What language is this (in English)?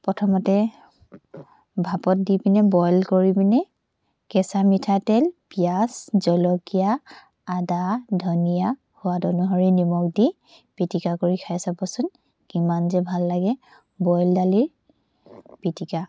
Assamese